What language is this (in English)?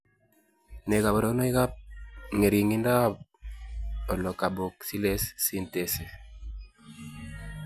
Kalenjin